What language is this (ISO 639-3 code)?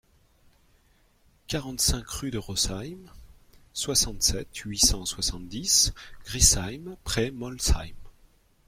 fra